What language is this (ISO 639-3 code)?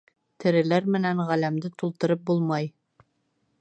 bak